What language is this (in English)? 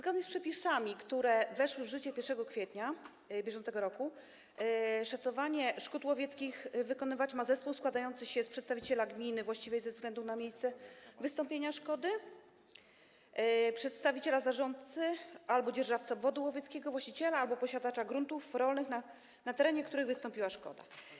Polish